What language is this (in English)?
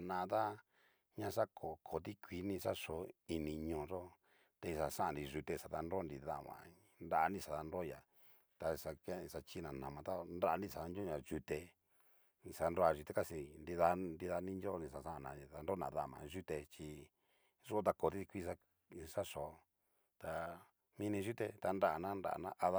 Cacaloxtepec Mixtec